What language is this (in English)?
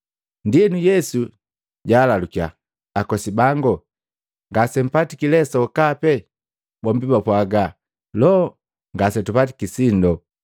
Matengo